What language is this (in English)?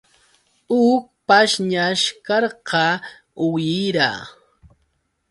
Yauyos Quechua